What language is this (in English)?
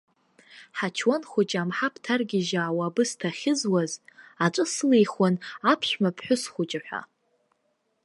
Abkhazian